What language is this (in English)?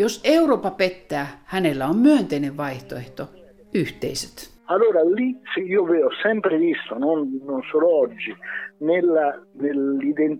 Finnish